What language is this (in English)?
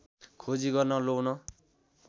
Nepali